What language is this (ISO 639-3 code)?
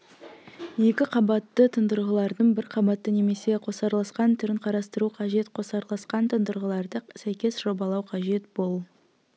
kaz